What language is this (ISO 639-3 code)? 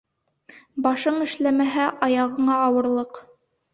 bak